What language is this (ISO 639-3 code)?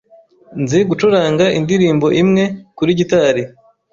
kin